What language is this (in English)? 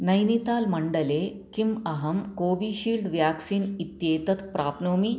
Sanskrit